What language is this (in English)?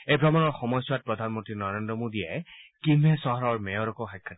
Assamese